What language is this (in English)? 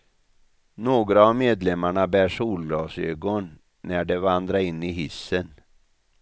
Swedish